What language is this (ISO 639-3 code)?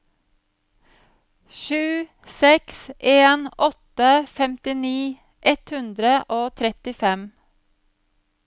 nor